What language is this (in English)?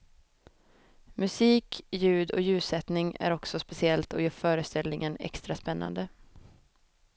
Swedish